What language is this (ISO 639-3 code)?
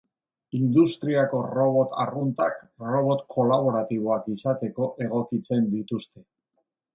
eus